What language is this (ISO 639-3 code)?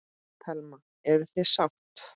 isl